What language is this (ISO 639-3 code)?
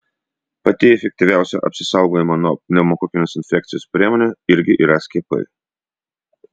lit